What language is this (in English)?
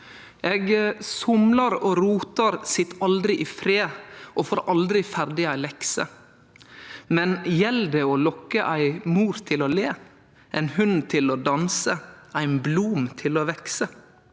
Norwegian